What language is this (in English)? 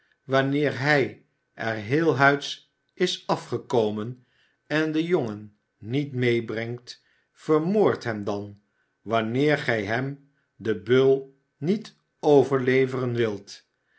Dutch